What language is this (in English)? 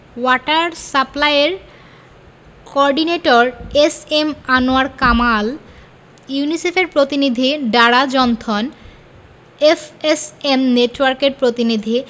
Bangla